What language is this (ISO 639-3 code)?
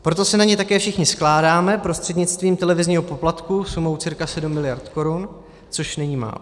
ces